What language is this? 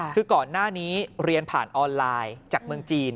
Thai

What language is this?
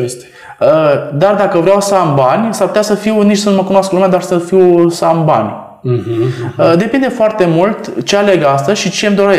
Romanian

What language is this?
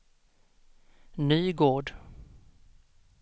Swedish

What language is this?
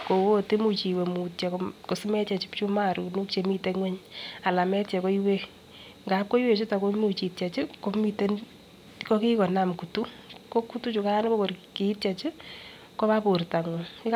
Kalenjin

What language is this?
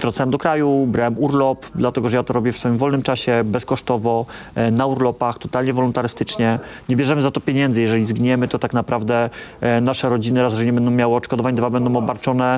Polish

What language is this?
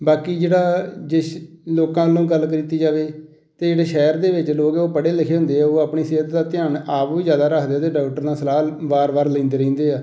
Punjabi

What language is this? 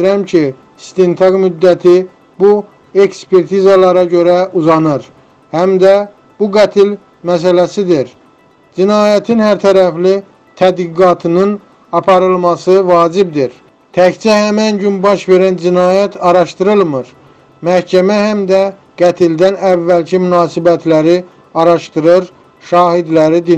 Turkish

